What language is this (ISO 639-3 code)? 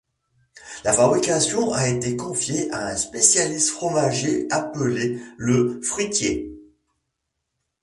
fra